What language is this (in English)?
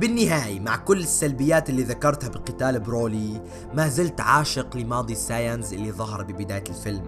Arabic